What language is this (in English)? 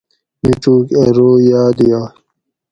Gawri